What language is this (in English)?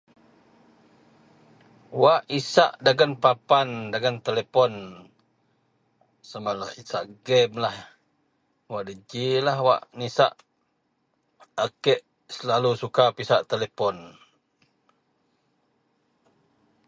Central Melanau